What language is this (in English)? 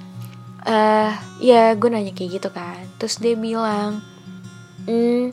Indonesian